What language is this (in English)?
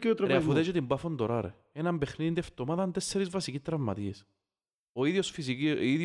Greek